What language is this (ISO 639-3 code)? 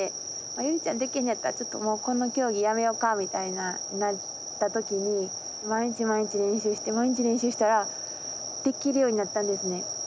jpn